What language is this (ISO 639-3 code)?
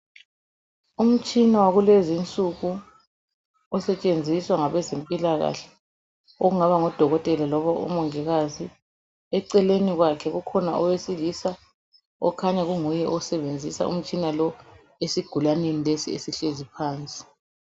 nde